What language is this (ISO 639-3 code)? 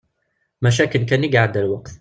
kab